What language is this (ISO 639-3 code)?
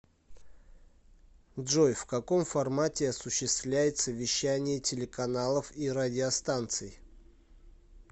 rus